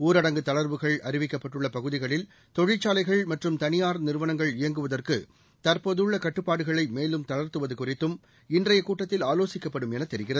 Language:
Tamil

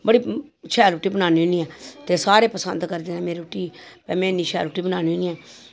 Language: Dogri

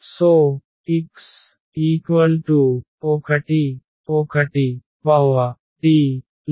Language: Telugu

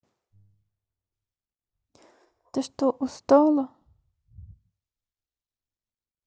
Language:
Russian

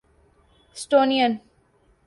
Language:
Urdu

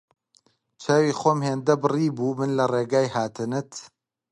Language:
Central Kurdish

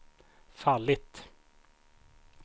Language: Swedish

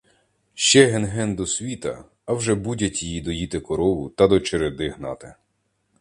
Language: Ukrainian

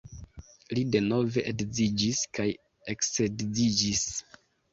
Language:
Esperanto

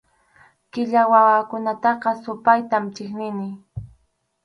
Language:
Arequipa-La Unión Quechua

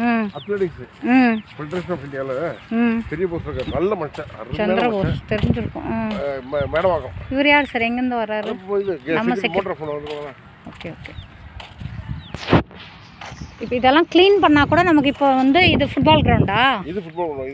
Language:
Indonesian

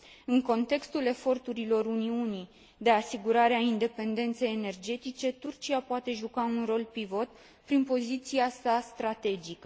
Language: Romanian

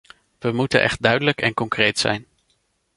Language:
Dutch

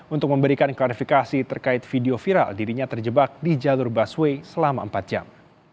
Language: Indonesian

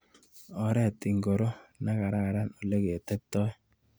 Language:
Kalenjin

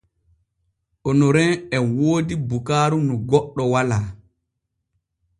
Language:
Borgu Fulfulde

